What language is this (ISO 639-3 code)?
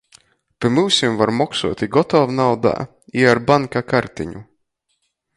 ltg